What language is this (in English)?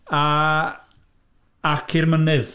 Welsh